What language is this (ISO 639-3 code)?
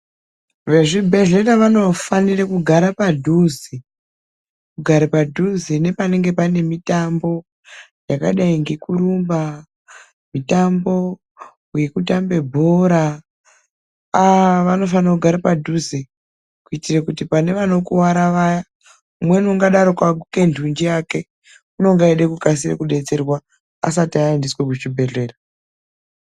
ndc